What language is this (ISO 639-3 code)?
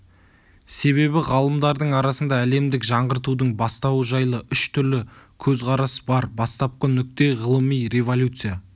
kaz